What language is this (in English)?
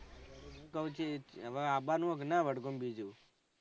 Gujarati